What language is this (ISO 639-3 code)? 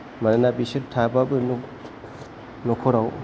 brx